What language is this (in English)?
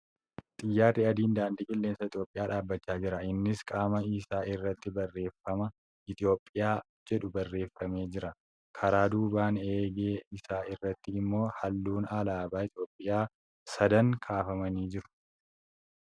Oromo